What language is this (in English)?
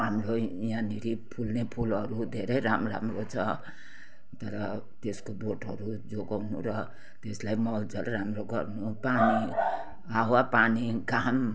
Nepali